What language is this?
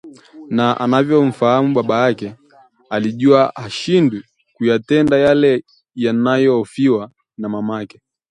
Swahili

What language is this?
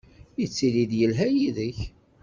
Kabyle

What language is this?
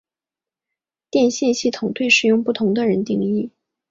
Chinese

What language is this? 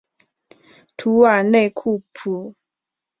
Chinese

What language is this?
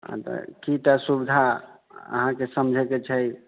Maithili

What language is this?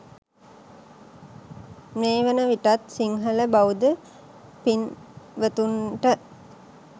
Sinhala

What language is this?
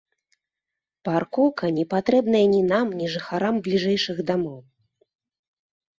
Belarusian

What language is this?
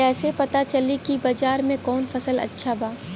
Bhojpuri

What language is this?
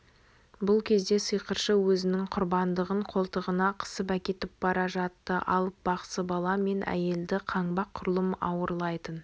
Kazakh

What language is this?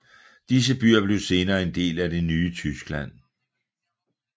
Danish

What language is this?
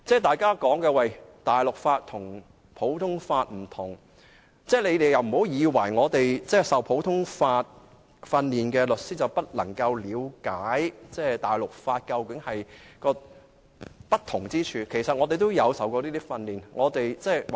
Cantonese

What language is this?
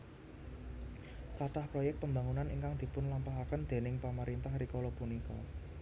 Javanese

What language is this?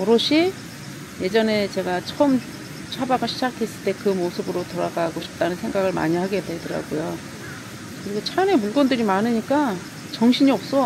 Korean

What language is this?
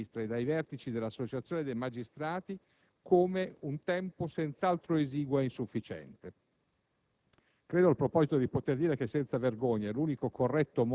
Italian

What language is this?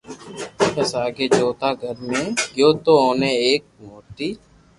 Loarki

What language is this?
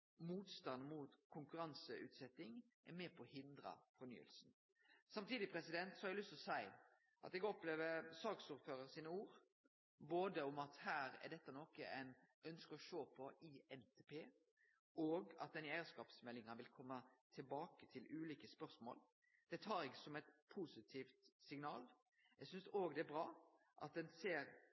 Norwegian Nynorsk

